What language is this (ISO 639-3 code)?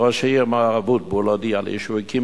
heb